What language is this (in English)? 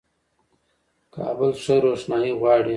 Pashto